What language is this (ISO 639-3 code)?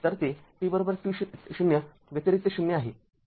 mar